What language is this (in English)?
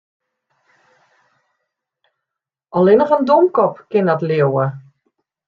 Western Frisian